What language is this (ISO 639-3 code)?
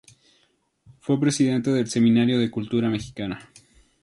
spa